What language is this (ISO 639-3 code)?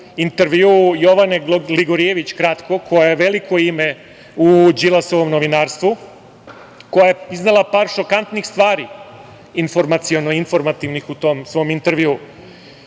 srp